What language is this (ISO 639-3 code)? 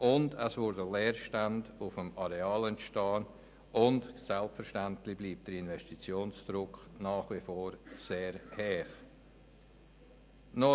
gsw